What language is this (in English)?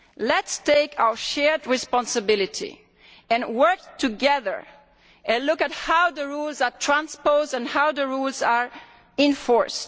English